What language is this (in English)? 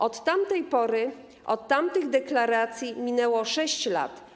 Polish